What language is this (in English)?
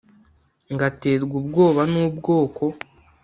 Kinyarwanda